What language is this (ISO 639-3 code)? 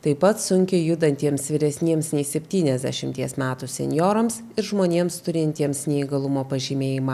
lit